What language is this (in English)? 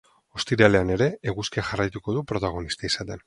Basque